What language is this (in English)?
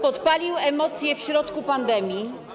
Polish